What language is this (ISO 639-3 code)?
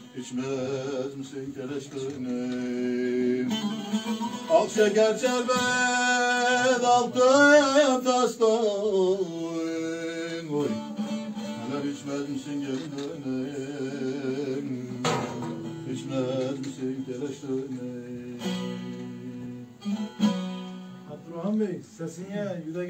tur